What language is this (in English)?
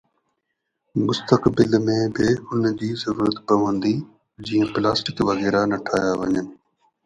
Sindhi